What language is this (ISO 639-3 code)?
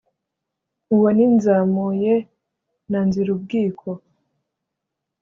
kin